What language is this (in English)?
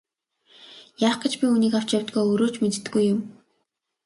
Mongolian